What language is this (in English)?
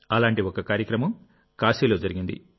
Telugu